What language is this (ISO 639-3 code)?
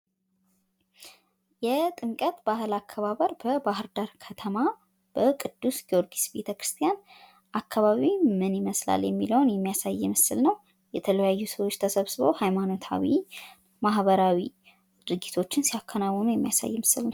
amh